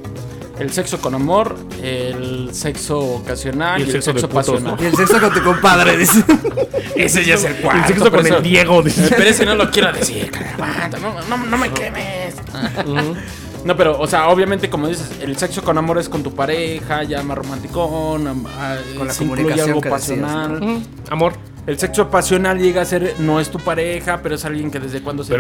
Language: Spanish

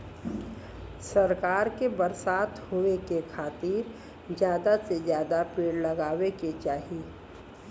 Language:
Bhojpuri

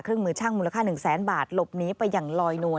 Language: Thai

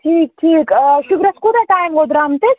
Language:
Kashmiri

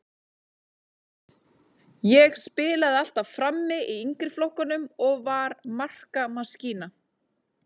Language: Icelandic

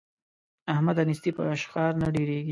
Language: Pashto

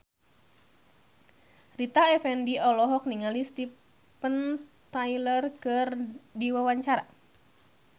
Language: Sundanese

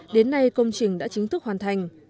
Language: Vietnamese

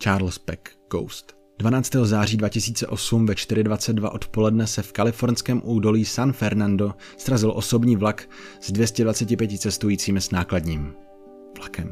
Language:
Czech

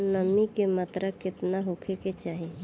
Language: Bhojpuri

